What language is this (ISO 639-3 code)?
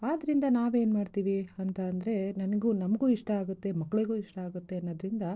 kan